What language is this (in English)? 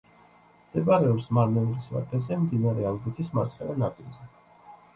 Georgian